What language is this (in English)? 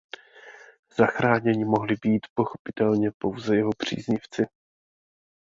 Czech